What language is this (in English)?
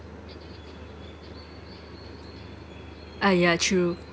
English